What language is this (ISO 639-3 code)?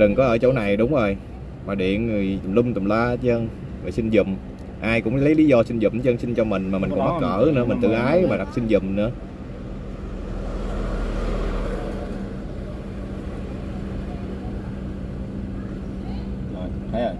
vie